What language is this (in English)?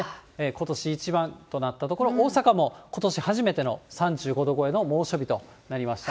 Japanese